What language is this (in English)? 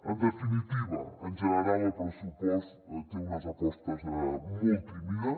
Catalan